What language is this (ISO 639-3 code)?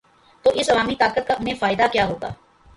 urd